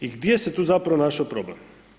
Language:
Croatian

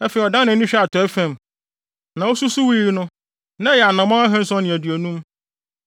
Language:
Akan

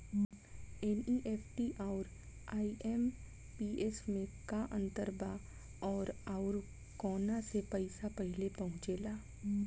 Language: Bhojpuri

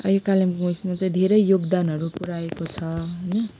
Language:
Nepali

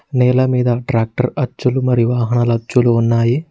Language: Telugu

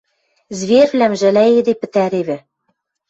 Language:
Western Mari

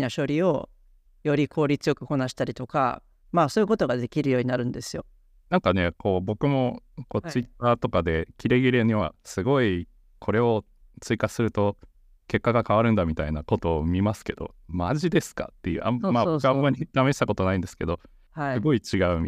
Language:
Japanese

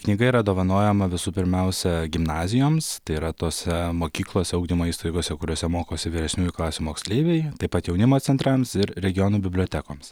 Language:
Lithuanian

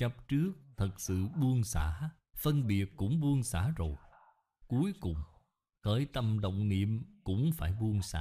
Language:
Vietnamese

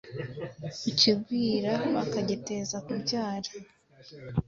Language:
Kinyarwanda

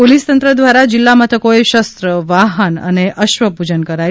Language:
Gujarati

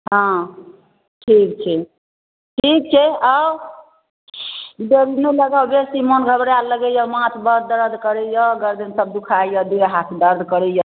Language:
Maithili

